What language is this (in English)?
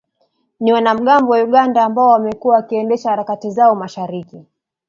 Swahili